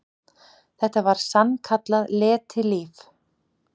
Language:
Icelandic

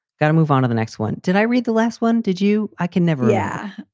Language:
English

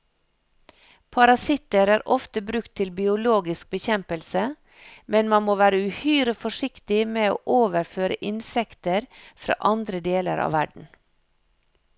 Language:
Norwegian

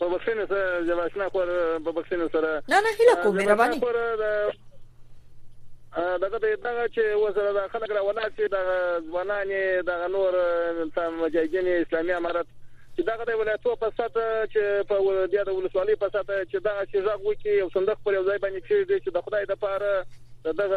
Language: Persian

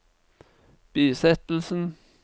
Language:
Norwegian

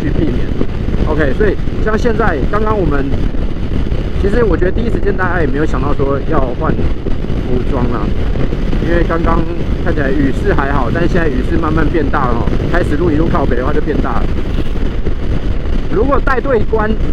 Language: Chinese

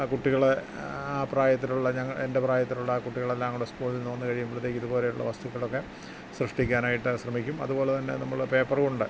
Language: Malayalam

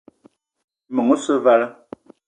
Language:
Eton (Cameroon)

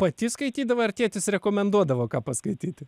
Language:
Lithuanian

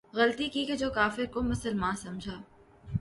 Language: Urdu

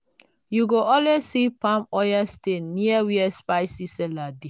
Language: Nigerian Pidgin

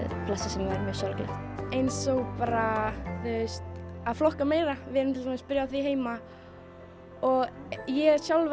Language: Icelandic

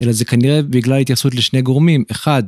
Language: Hebrew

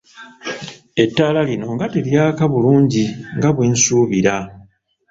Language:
Ganda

